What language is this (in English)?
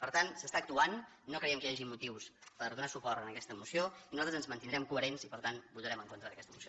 Catalan